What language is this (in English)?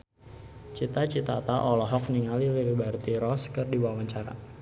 Sundanese